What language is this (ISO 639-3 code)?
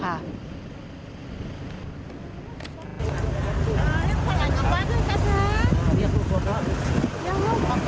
tha